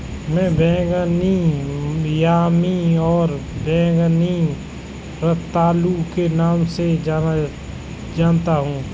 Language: Hindi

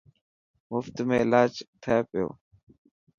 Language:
Dhatki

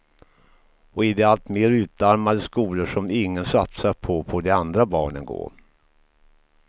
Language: Swedish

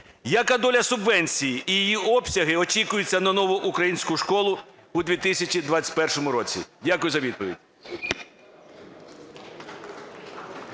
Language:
Ukrainian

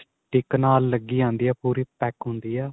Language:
Punjabi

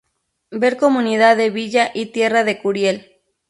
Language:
Spanish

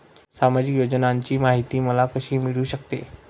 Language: Marathi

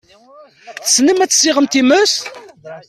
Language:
Kabyle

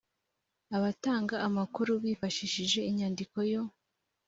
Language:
Kinyarwanda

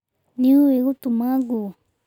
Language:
Kikuyu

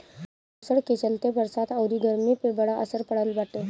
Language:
Bhojpuri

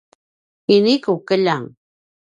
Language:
Paiwan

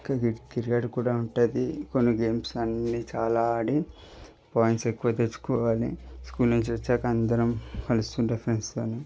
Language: Telugu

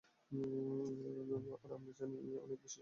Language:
Bangla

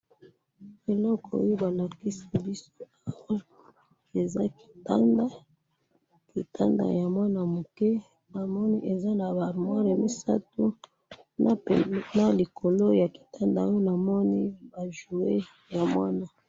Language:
Lingala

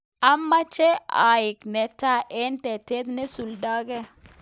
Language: Kalenjin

